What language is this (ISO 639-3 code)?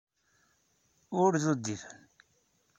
kab